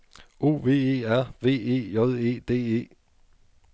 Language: Danish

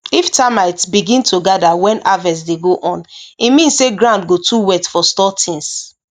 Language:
Nigerian Pidgin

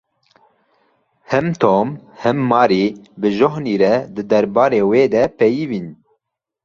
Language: Kurdish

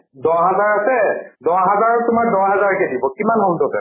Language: Assamese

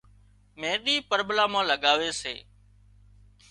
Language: Wadiyara Koli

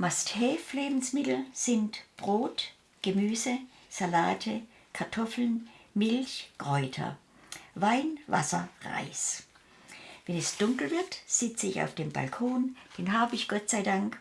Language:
German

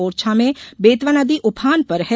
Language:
Hindi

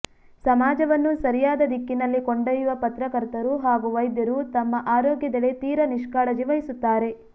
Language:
Kannada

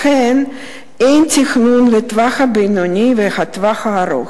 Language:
Hebrew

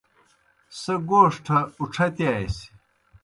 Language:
Kohistani Shina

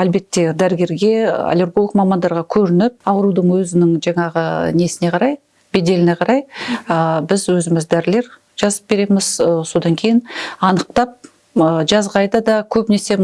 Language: Russian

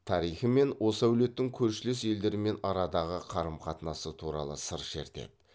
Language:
Kazakh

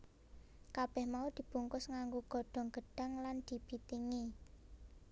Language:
Javanese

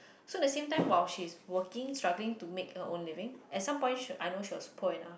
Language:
English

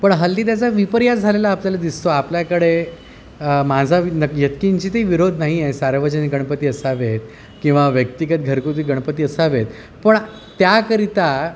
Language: Marathi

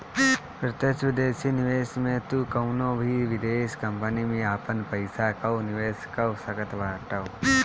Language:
Bhojpuri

